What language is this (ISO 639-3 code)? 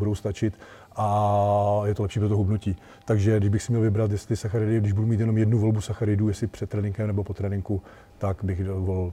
ces